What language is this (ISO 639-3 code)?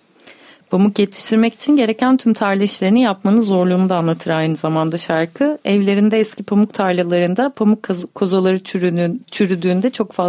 tur